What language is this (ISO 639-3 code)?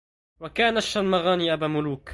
ara